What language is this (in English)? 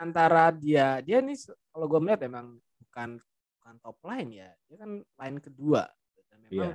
Indonesian